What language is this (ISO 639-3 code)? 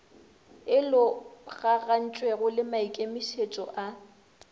nso